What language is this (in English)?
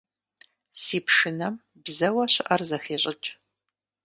Kabardian